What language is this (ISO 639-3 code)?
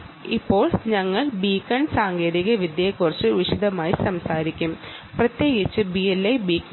mal